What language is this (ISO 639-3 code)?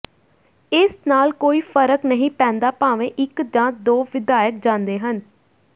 pan